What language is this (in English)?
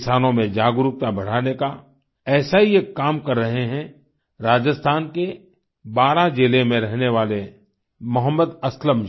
Hindi